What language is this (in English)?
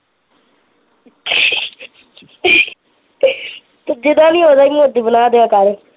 Punjabi